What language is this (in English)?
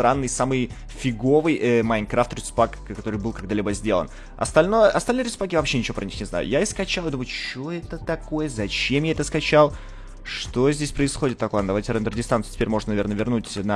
Russian